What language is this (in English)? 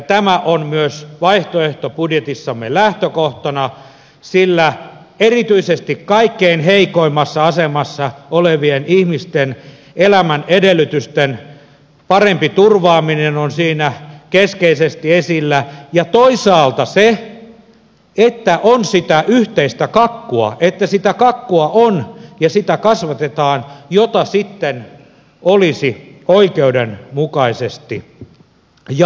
Finnish